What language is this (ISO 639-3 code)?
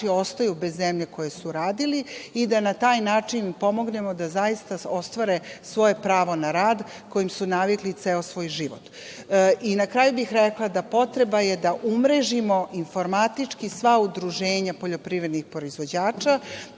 srp